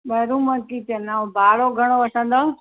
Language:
Sindhi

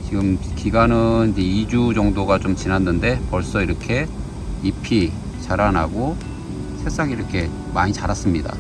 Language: Korean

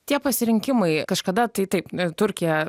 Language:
Lithuanian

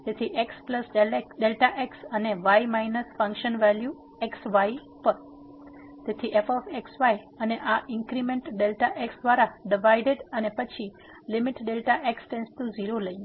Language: Gujarati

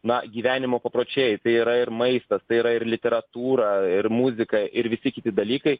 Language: Lithuanian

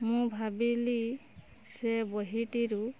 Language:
Odia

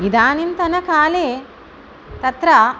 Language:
Sanskrit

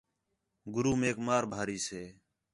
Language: Khetrani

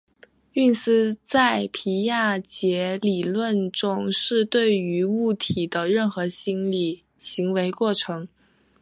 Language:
Chinese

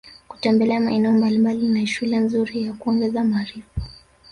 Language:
Swahili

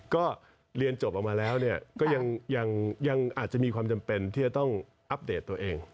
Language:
Thai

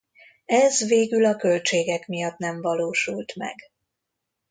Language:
Hungarian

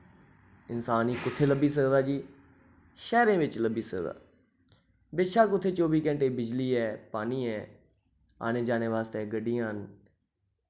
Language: Dogri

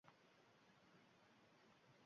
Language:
Uzbek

